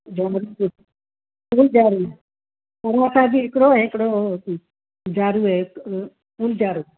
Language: Sindhi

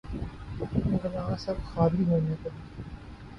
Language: Urdu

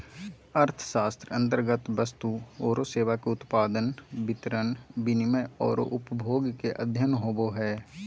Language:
Magahi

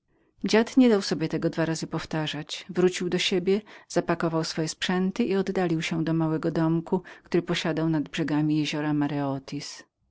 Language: Polish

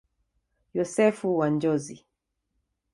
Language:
Swahili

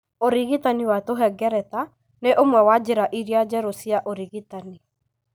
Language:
Kikuyu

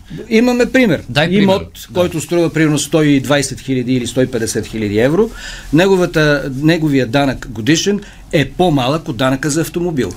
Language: Bulgarian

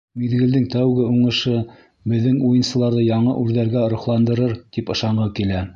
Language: Bashkir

